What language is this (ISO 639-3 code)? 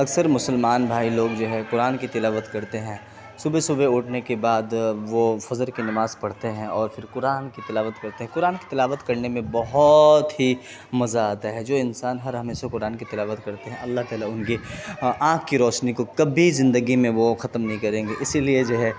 urd